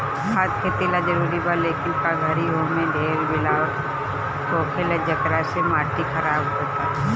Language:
Bhojpuri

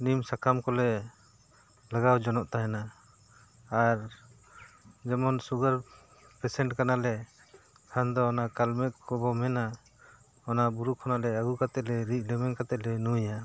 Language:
Santali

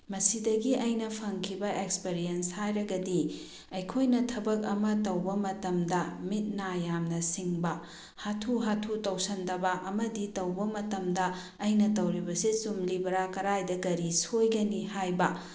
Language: Manipuri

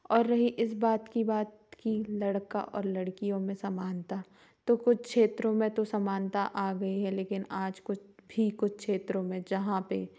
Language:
Hindi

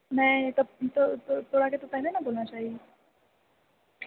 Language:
Maithili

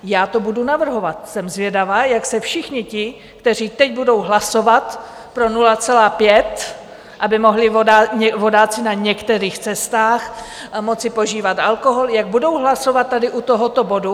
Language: Czech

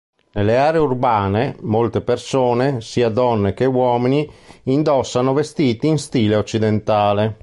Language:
Italian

